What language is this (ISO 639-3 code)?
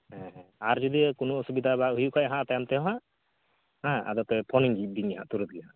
sat